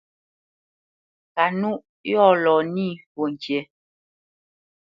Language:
Bamenyam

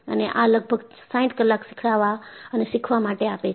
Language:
Gujarati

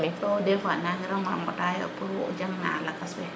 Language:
Serer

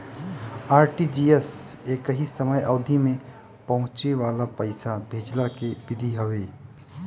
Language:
Bhojpuri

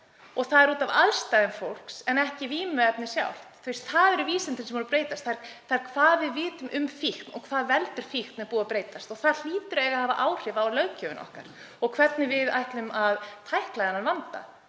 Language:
Icelandic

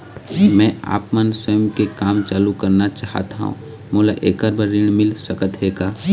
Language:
Chhattisgarhi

